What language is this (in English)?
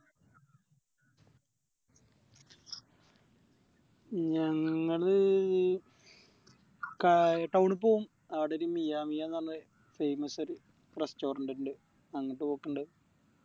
Malayalam